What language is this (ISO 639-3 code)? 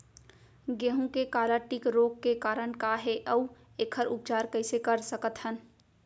hne